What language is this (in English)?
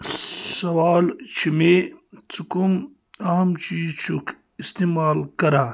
Kashmiri